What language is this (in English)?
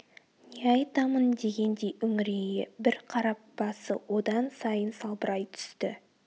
Kazakh